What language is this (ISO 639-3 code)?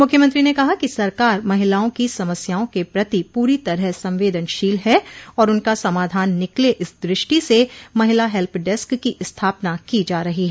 hin